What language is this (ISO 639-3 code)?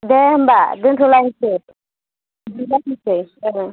brx